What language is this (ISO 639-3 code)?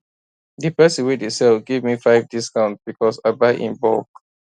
pcm